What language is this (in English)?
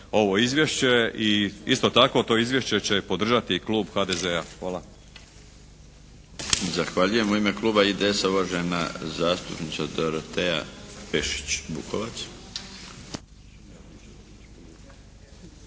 Croatian